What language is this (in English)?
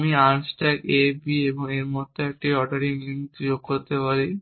Bangla